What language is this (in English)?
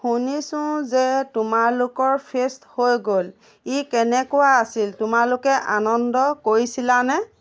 Assamese